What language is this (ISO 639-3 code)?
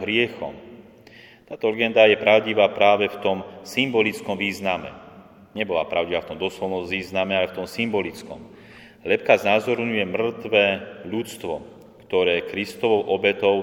slk